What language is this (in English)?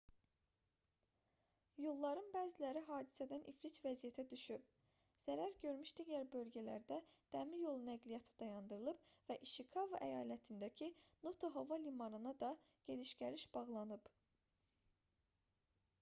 Azerbaijani